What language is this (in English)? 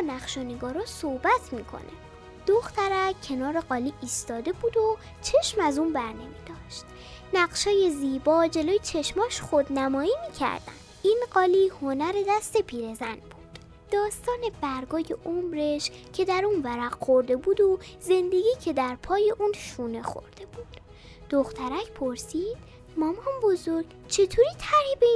Persian